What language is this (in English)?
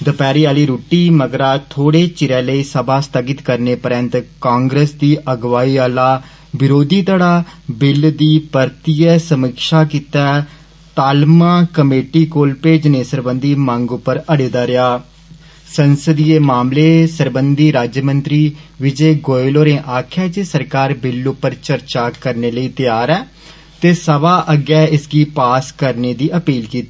Dogri